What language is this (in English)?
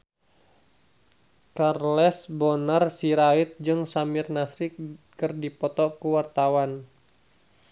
Sundanese